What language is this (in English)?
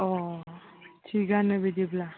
Bodo